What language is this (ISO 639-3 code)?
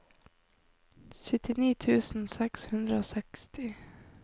nor